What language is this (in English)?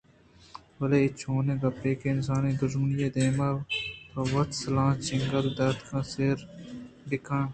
Eastern Balochi